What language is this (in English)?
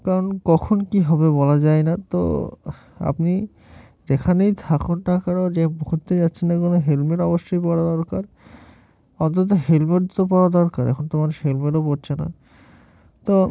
Bangla